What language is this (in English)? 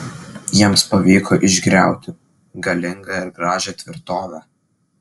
Lithuanian